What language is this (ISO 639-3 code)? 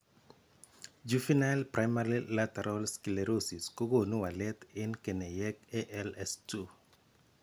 kln